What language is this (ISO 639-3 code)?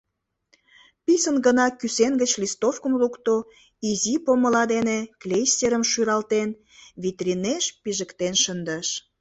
chm